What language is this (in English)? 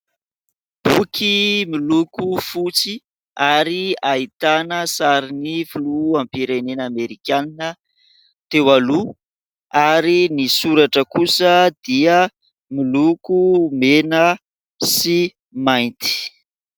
Malagasy